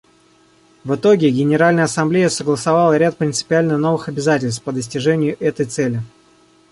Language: Russian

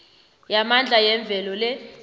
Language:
South Ndebele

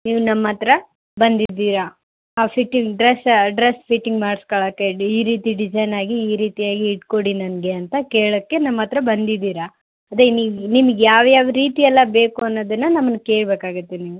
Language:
Kannada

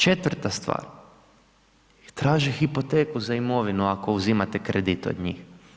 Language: Croatian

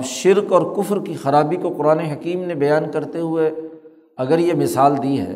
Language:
Urdu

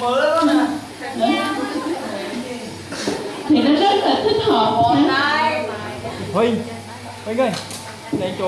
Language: Vietnamese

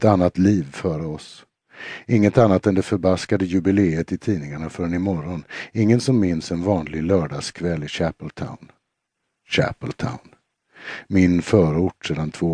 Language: Swedish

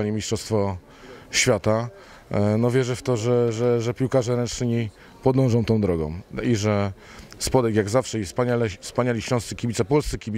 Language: Polish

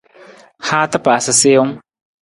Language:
Nawdm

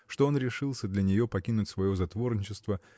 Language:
Russian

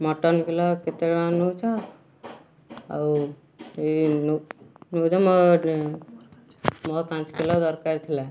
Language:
Odia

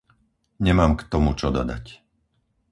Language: Slovak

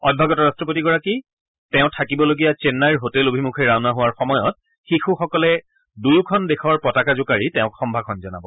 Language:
Assamese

